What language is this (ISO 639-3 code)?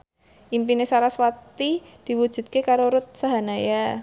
jav